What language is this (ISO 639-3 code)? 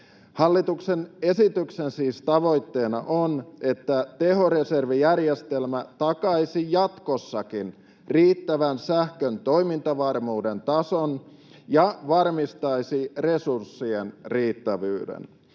fin